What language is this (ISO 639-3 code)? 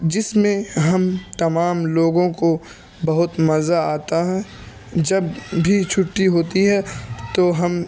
urd